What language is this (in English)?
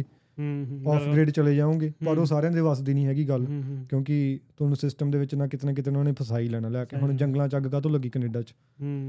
Punjabi